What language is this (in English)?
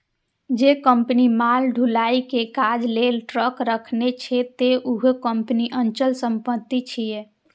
Maithili